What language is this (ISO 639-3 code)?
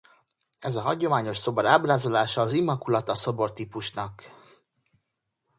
hun